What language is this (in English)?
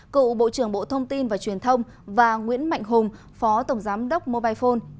Vietnamese